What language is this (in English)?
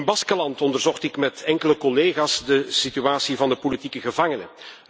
Dutch